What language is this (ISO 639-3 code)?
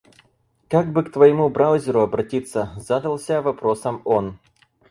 rus